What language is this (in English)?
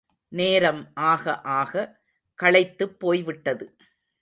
Tamil